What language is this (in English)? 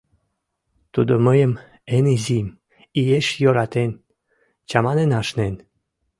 Mari